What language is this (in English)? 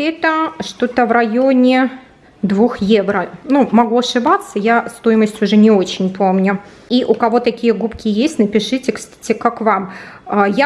Russian